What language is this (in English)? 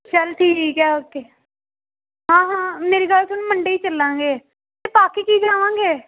Punjabi